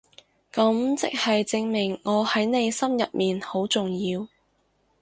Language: Cantonese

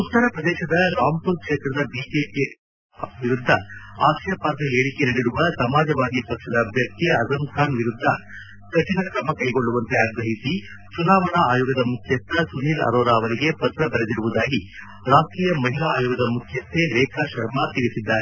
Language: Kannada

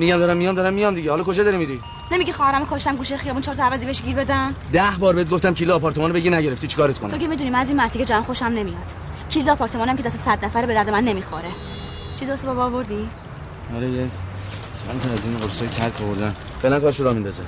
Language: Persian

